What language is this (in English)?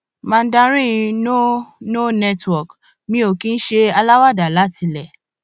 Yoruba